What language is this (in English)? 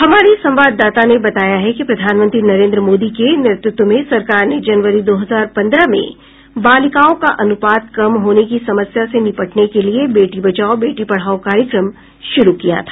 Hindi